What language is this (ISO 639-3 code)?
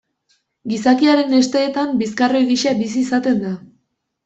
eus